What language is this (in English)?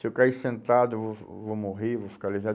Portuguese